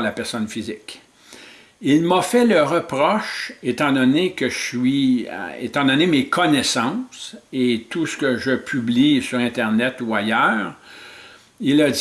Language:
French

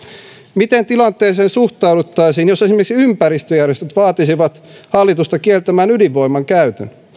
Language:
Finnish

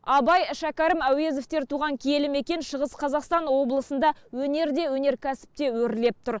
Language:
Kazakh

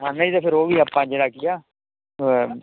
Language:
Punjabi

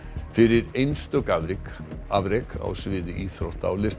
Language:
Icelandic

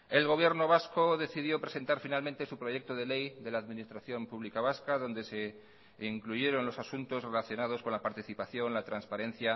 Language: Spanish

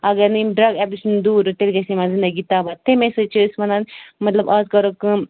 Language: Kashmiri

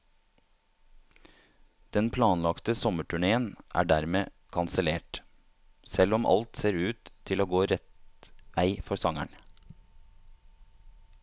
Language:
Norwegian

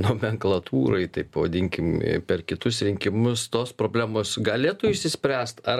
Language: Lithuanian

